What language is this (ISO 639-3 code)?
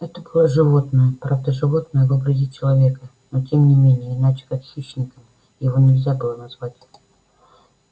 rus